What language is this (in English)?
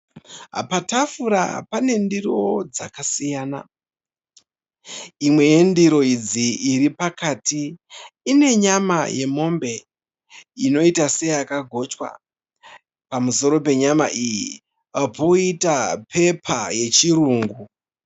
Shona